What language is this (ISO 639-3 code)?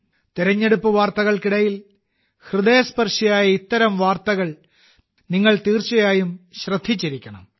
mal